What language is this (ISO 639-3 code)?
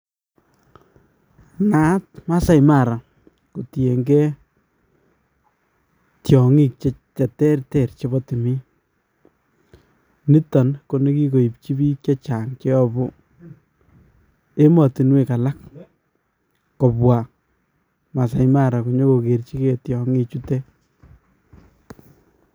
kln